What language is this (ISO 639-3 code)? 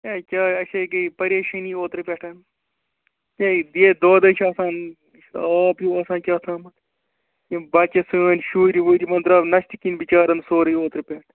kas